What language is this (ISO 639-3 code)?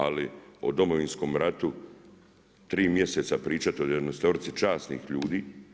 hrv